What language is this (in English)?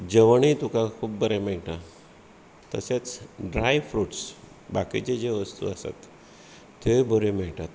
Konkani